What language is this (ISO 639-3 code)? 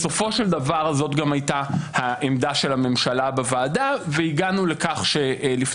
heb